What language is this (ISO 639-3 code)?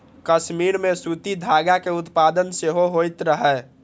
mai